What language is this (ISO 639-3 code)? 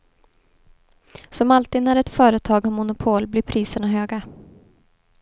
swe